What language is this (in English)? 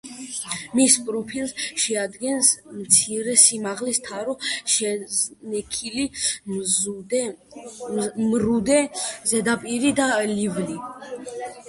Georgian